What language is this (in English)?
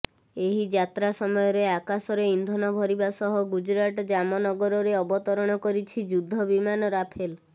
Odia